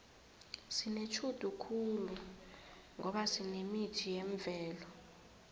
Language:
South Ndebele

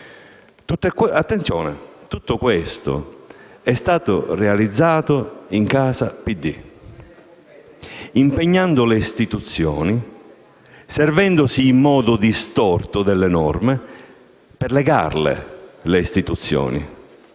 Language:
Italian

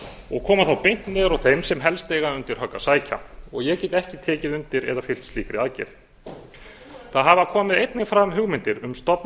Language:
Icelandic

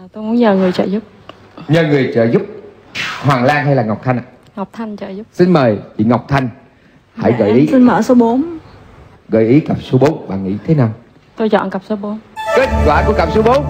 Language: Vietnamese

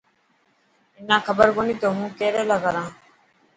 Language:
Dhatki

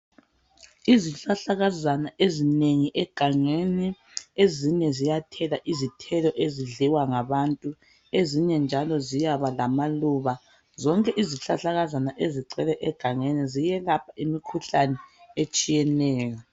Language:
North Ndebele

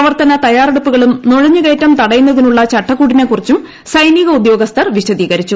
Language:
Malayalam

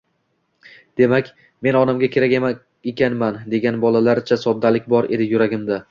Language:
Uzbek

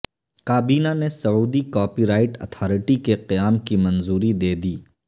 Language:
Urdu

